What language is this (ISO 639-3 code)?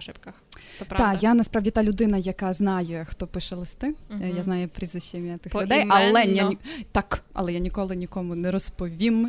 ukr